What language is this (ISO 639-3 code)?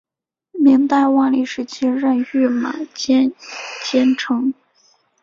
zho